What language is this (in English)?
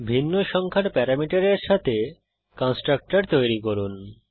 Bangla